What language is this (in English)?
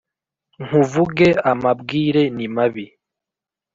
Kinyarwanda